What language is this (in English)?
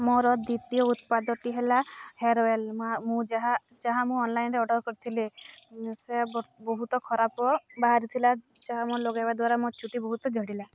Odia